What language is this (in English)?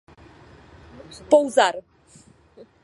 Czech